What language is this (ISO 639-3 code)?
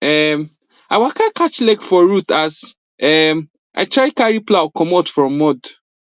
pcm